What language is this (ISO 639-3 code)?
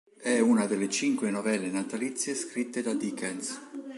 ita